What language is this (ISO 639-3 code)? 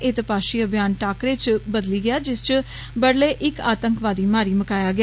doi